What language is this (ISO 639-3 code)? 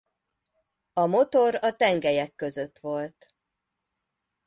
hun